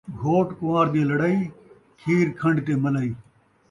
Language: Saraiki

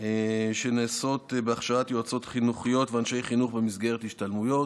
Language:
Hebrew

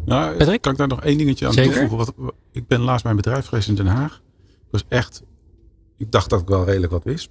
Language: Dutch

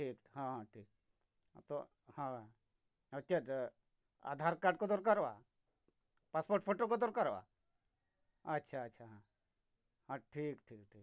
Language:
Santali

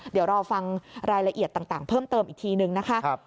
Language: Thai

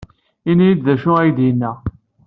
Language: Kabyle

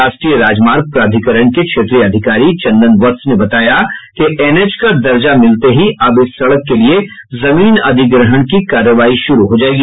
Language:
Hindi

